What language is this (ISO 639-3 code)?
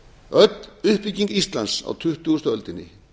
isl